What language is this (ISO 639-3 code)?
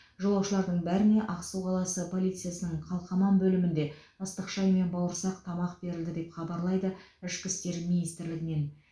kaz